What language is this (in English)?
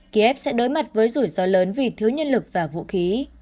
Vietnamese